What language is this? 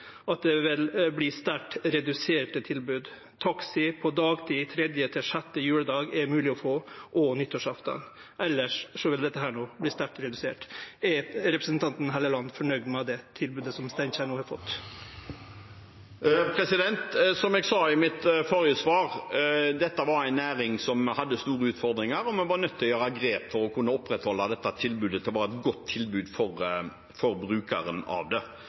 Norwegian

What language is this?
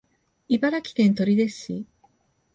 Japanese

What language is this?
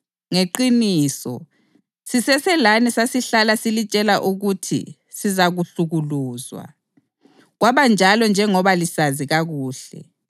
North Ndebele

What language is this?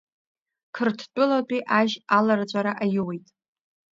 Abkhazian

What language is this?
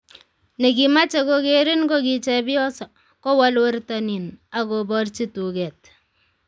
Kalenjin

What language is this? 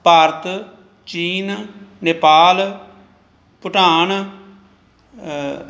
Punjabi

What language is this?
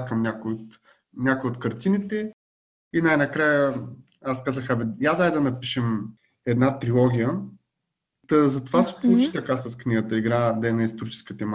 Bulgarian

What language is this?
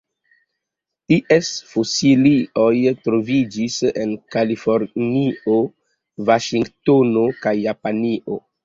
Esperanto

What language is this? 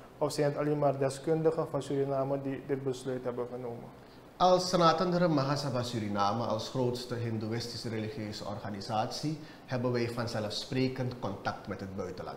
Dutch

